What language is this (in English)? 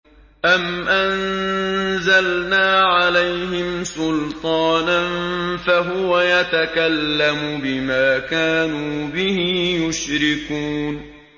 Arabic